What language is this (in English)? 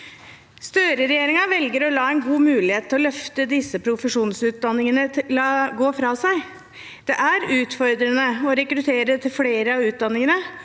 Norwegian